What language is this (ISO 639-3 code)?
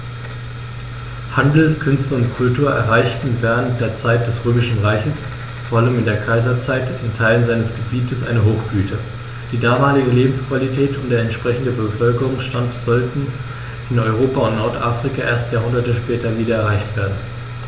deu